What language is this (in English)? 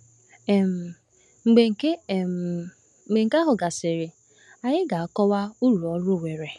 Igbo